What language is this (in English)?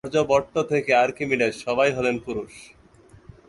Bangla